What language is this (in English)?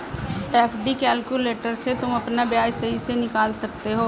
Hindi